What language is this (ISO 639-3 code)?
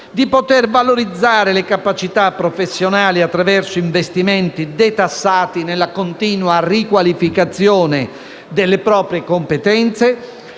ita